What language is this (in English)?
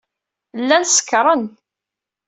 Kabyle